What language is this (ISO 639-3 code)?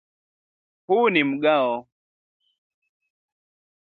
swa